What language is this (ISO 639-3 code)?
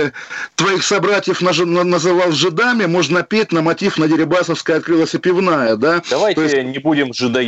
rus